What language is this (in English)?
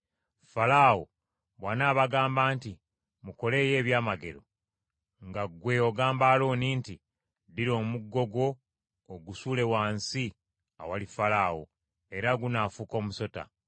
Ganda